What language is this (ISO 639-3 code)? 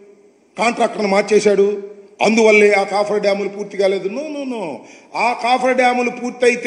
tel